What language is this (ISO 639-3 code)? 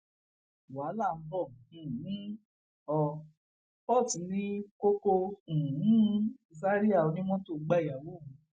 yor